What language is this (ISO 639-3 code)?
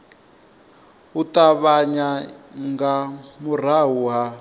ven